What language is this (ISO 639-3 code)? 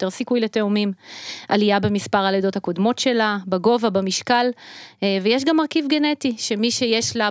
heb